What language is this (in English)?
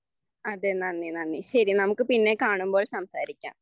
Malayalam